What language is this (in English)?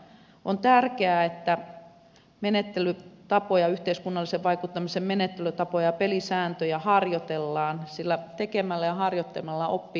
Finnish